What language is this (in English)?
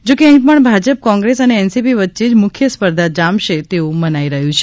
Gujarati